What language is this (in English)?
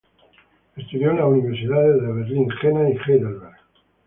Spanish